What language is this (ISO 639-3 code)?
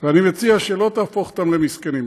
heb